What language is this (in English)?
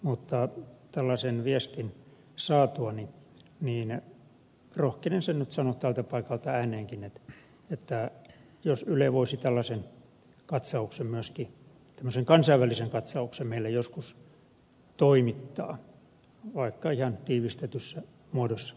Finnish